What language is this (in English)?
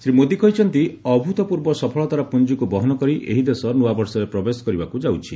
Odia